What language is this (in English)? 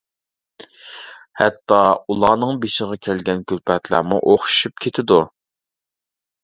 Uyghur